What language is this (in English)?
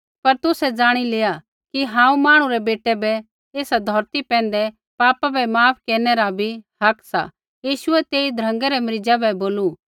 Kullu Pahari